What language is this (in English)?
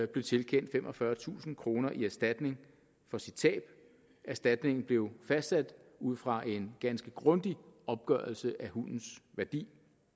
Danish